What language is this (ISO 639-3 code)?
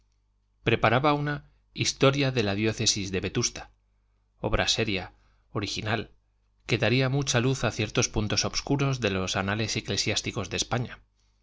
spa